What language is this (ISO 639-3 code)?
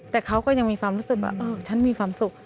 tha